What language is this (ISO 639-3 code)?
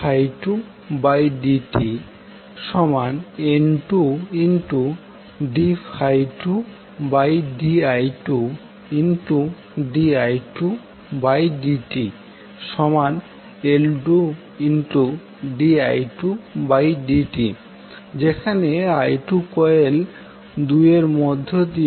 ben